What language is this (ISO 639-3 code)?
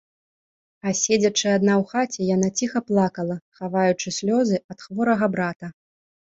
bel